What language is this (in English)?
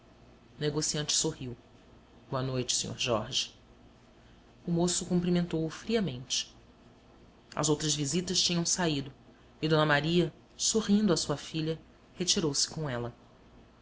Portuguese